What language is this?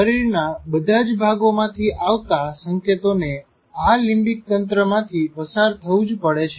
Gujarati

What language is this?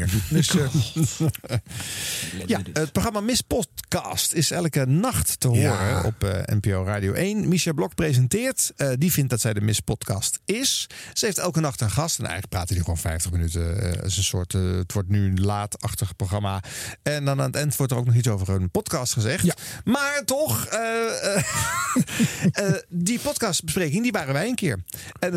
Dutch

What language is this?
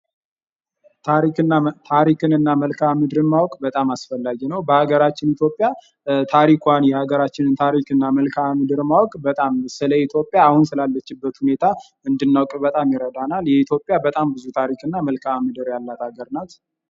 Amharic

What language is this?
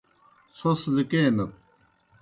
Kohistani Shina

